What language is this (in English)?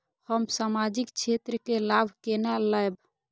Maithili